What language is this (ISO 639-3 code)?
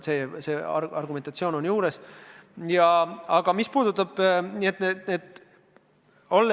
est